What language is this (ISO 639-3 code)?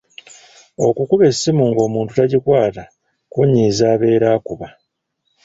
lug